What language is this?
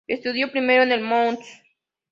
Spanish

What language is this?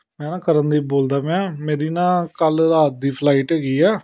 Punjabi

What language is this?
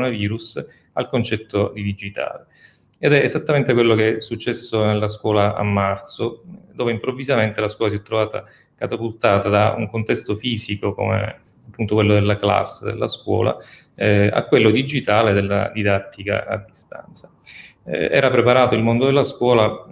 Italian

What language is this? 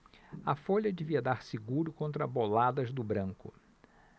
Portuguese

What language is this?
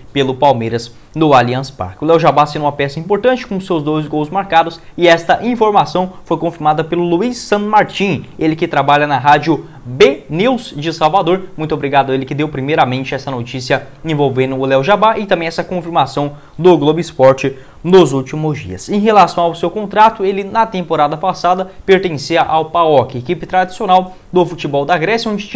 Portuguese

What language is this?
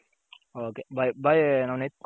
Kannada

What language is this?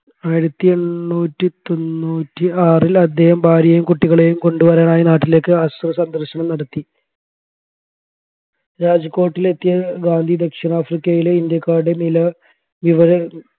Malayalam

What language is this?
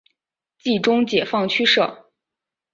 Chinese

